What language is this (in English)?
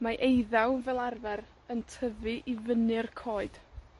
Welsh